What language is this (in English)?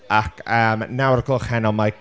Welsh